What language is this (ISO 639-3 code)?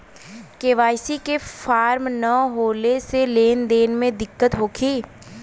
bho